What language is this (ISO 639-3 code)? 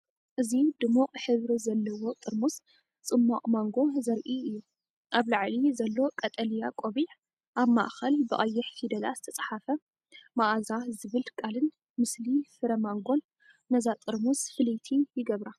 tir